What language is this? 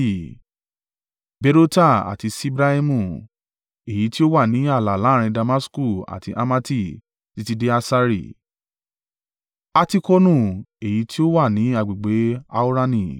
Yoruba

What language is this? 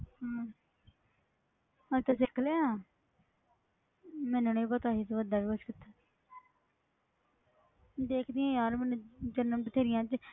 Punjabi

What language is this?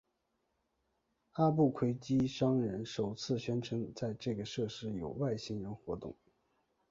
Chinese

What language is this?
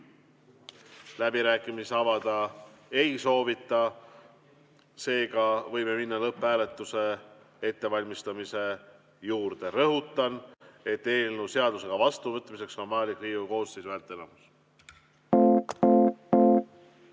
Estonian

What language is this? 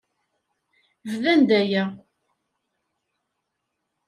Kabyle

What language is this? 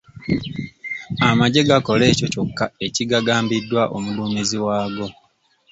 Ganda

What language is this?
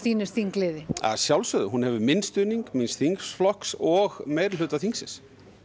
Icelandic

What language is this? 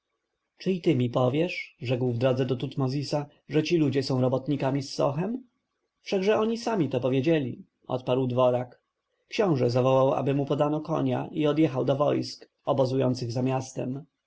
Polish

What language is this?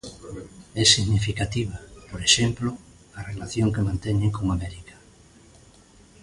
Galician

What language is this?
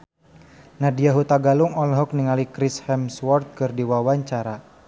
Sundanese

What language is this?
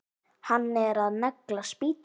Icelandic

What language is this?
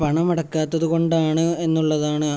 Malayalam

